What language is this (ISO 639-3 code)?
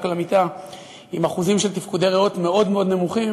heb